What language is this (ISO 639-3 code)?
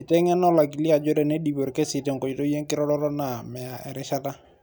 mas